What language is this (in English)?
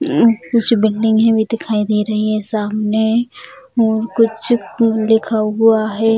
Hindi